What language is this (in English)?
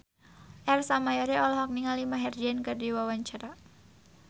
Sundanese